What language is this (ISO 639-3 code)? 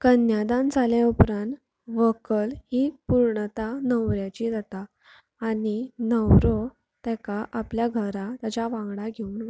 kok